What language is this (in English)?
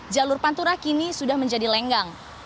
Indonesian